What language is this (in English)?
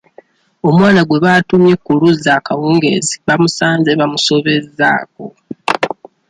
Ganda